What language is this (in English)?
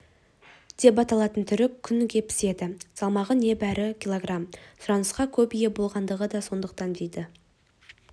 Kazakh